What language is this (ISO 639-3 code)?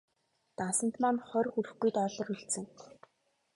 mon